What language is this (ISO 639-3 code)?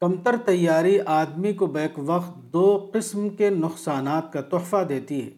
urd